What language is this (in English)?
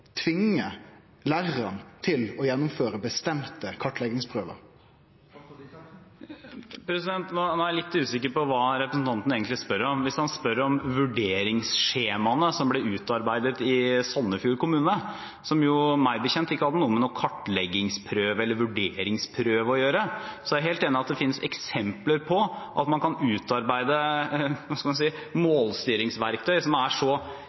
Norwegian